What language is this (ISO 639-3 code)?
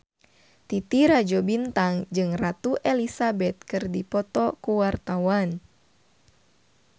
sun